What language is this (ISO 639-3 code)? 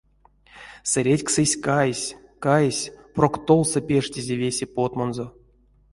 myv